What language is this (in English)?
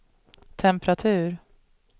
Swedish